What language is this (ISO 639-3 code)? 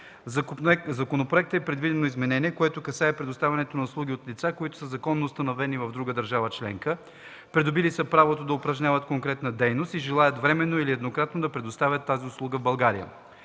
bul